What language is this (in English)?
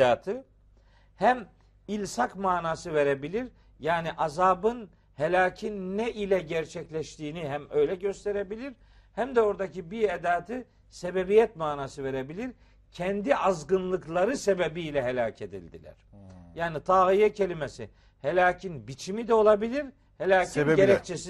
Turkish